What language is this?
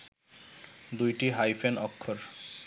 Bangla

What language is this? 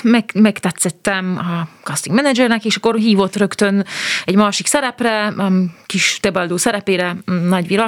Hungarian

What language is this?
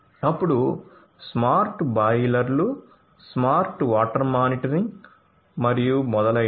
Telugu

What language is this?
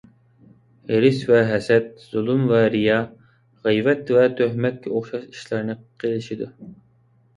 Uyghur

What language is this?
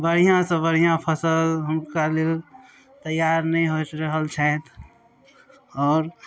Maithili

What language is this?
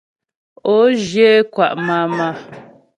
Ghomala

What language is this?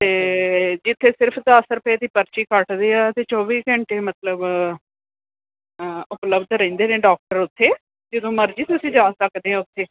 Punjabi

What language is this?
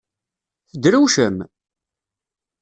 Kabyle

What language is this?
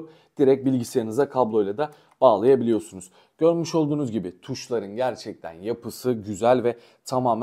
Turkish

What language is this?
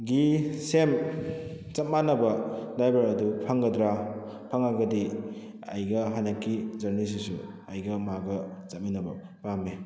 Manipuri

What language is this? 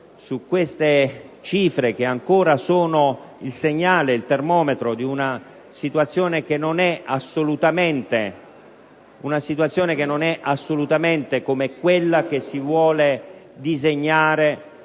Italian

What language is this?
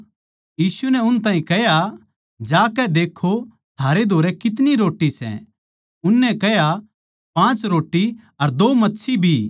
Haryanvi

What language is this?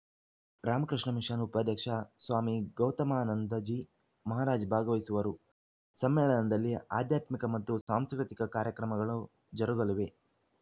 Kannada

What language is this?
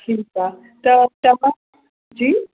Sindhi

